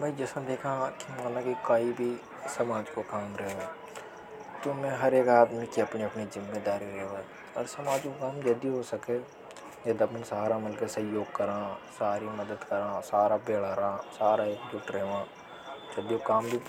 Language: Hadothi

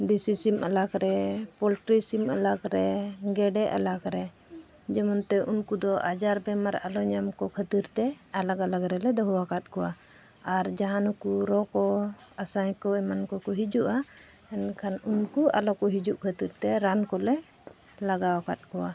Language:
Santali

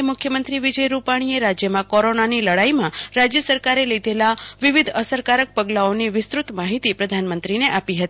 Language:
Gujarati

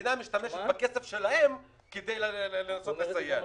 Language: Hebrew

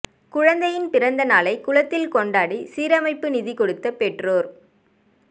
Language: Tamil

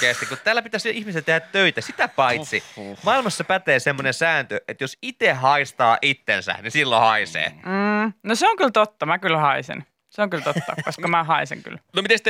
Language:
Finnish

